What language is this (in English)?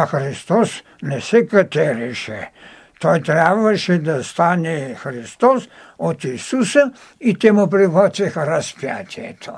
Bulgarian